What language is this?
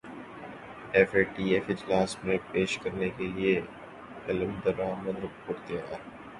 Urdu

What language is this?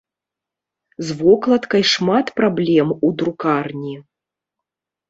Belarusian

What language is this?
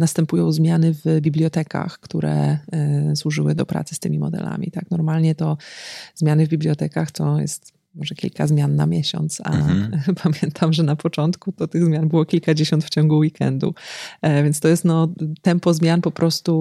Polish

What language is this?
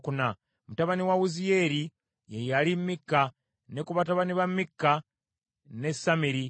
Ganda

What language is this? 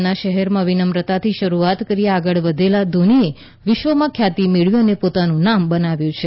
Gujarati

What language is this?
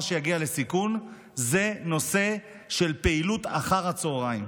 Hebrew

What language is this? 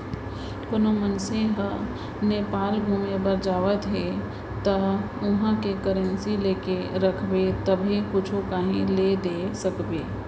Chhattisgarhi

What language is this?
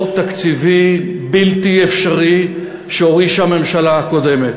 Hebrew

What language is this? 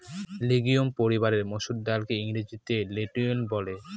Bangla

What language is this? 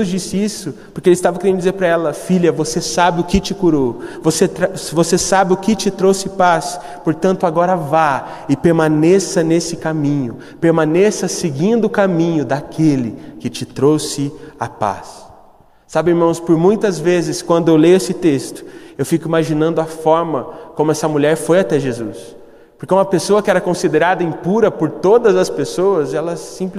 Portuguese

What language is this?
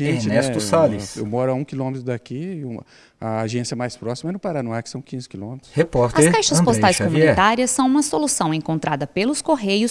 Portuguese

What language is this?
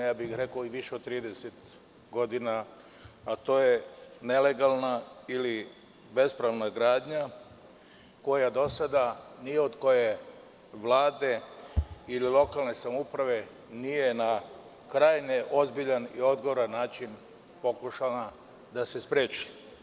Serbian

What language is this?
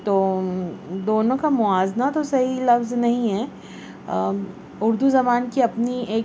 Urdu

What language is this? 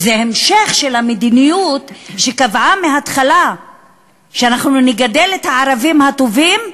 Hebrew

